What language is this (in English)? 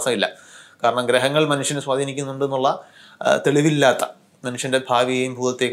Turkish